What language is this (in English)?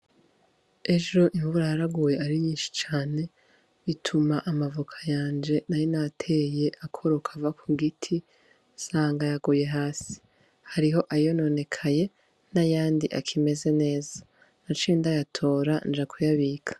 Rundi